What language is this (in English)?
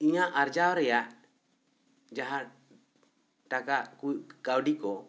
Santali